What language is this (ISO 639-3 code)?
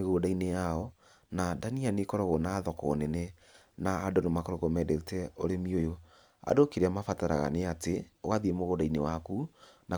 kik